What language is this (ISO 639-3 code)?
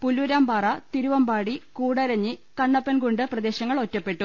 mal